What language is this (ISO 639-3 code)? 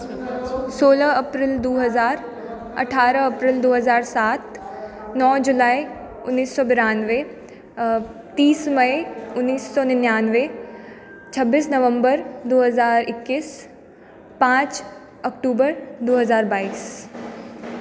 mai